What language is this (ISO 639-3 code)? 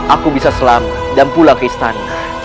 ind